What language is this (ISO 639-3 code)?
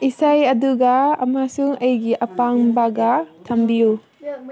mni